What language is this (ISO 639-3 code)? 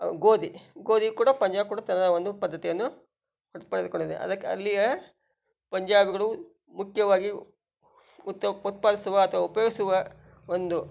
kan